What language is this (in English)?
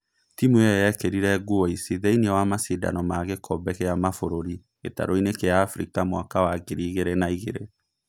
Kikuyu